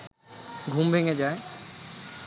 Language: Bangla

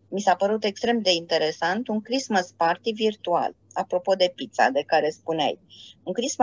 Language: Romanian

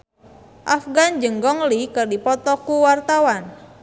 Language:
Sundanese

